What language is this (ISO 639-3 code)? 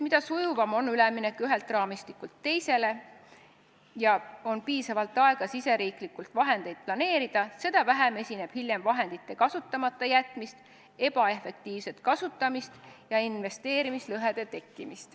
est